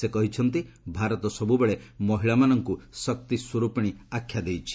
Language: Odia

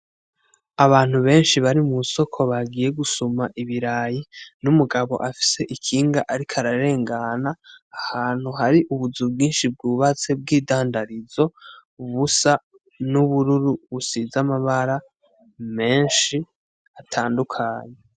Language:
Rundi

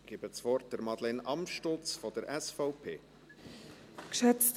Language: Swiss German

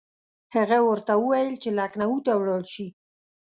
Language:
Pashto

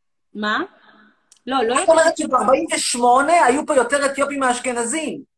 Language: Hebrew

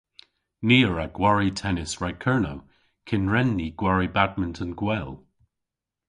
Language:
Cornish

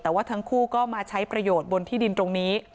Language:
Thai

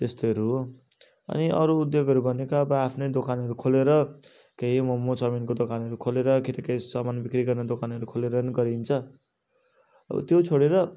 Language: Nepali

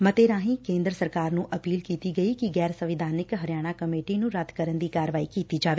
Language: Punjabi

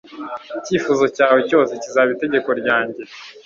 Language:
Kinyarwanda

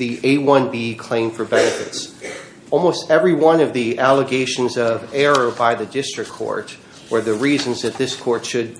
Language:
English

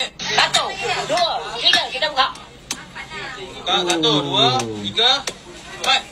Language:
Malay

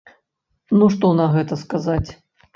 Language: Belarusian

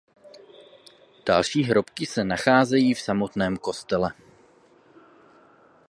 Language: Czech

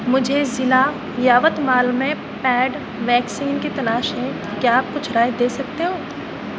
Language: Urdu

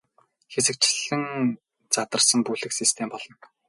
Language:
Mongolian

